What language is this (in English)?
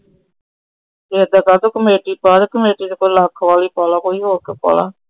Punjabi